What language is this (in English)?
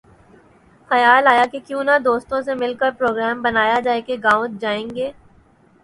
Urdu